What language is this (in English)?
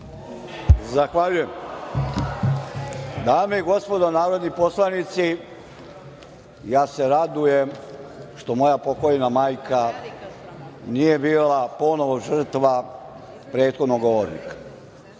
Serbian